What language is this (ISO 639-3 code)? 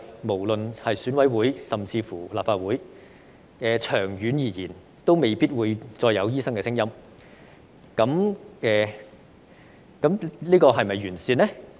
yue